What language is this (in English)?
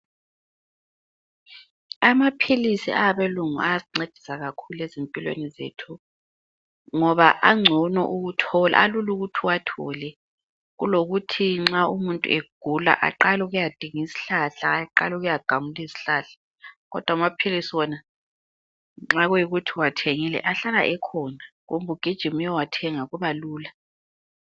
North Ndebele